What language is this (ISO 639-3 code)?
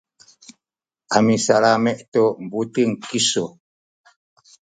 szy